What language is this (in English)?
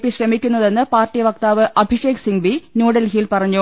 Malayalam